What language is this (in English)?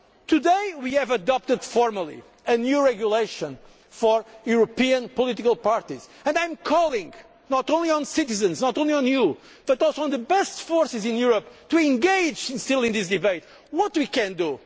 English